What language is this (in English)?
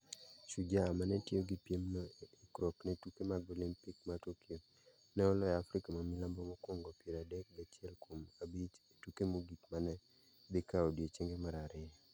Luo (Kenya and Tanzania)